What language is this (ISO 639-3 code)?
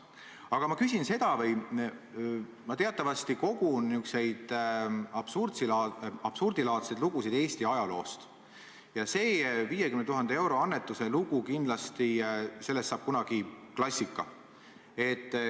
est